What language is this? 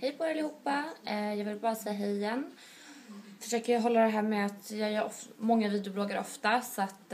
Swedish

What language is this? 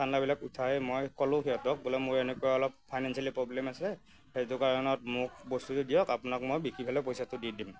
Assamese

